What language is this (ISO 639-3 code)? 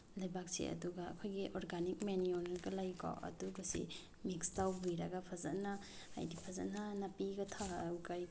mni